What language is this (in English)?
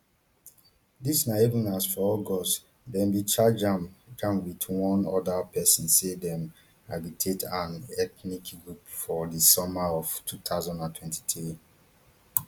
Nigerian Pidgin